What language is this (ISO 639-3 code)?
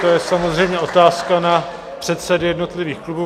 ces